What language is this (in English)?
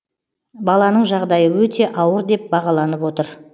Kazakh